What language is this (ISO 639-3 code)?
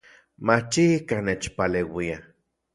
ncx